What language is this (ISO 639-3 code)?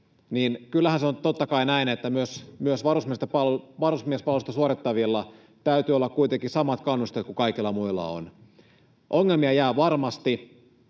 fin